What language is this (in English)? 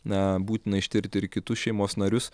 Lithuanian